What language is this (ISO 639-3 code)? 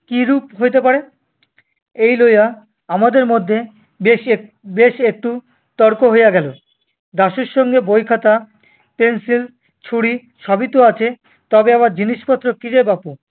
ben